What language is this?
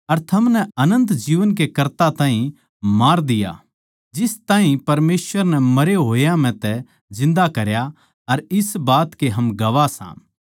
Haryanvi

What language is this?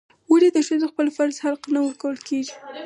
Pashto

